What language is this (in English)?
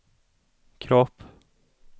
Swedish